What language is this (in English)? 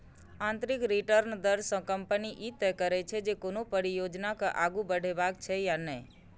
Maithili